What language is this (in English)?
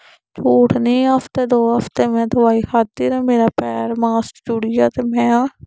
Dogri